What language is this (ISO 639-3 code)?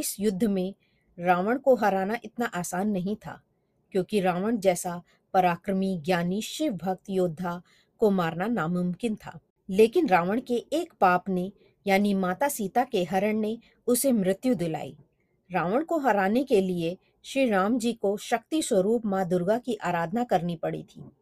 hin